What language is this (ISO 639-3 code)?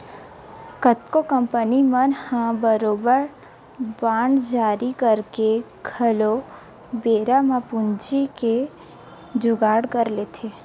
hne